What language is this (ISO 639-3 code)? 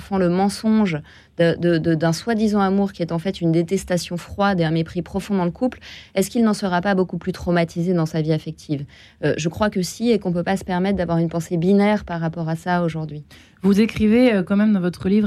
fra